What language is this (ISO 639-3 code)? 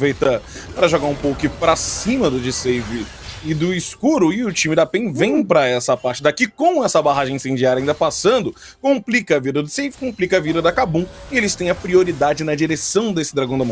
por